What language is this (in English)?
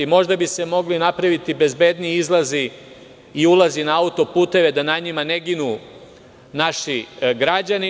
Serbian